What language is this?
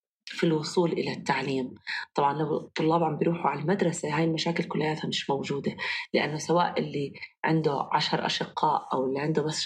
Arabic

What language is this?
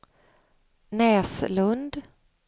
Swedish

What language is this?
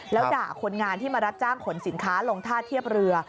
Thai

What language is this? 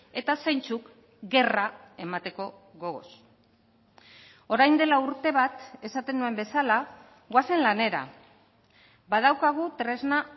Basque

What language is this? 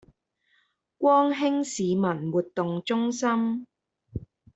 Chinese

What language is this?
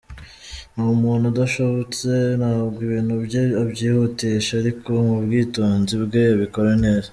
Kinyarwanda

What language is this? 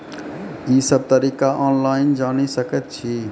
Maithili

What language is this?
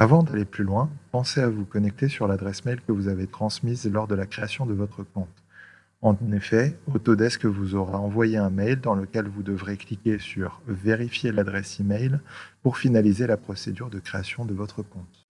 French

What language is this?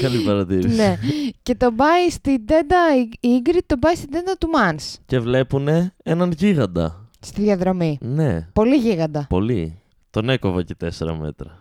Greek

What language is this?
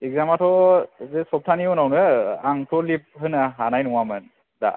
Bodo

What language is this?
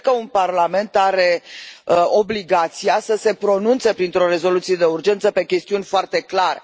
Romanian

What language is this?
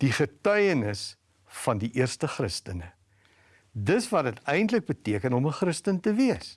Dutch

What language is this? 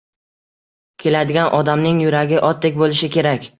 Uzbek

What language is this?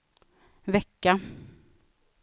Swedish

